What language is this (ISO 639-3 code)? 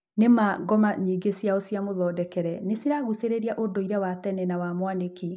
kik